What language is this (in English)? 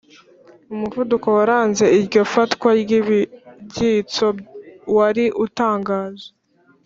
Kinyarwanda